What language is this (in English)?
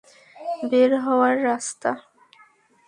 Bangla